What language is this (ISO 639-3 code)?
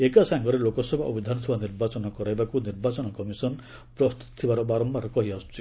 ori